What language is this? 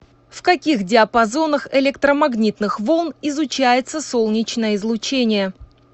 Russian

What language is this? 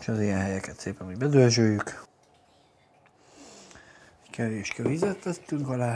Hungarian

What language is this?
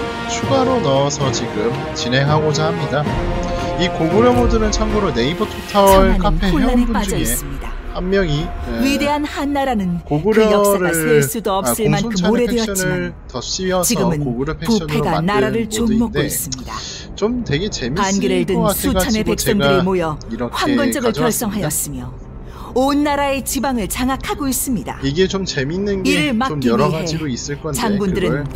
Korean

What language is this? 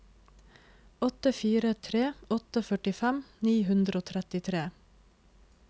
Norwegian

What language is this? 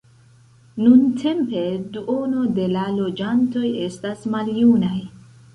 Esperanto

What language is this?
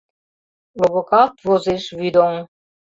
Mari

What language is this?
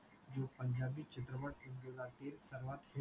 Marathi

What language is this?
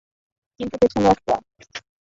Bangla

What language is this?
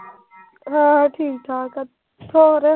Punjabi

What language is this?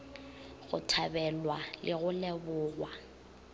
Northern Sotho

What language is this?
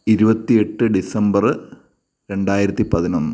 Malayalam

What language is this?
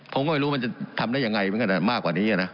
Thai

